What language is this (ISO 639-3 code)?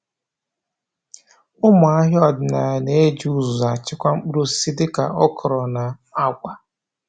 ibo